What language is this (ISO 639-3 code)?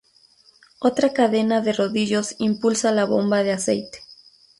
spa